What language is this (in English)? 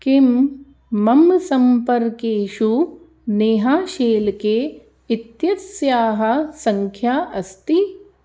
Sanskrit